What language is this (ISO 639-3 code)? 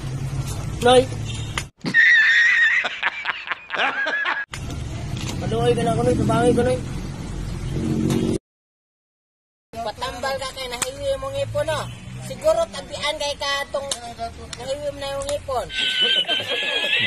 ind